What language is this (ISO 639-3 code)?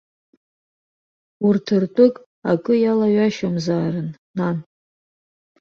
abk